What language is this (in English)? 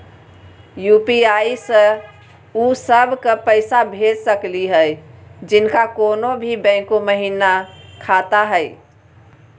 Magahi